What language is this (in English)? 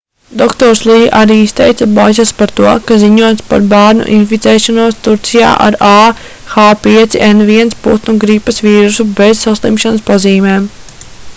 Latvian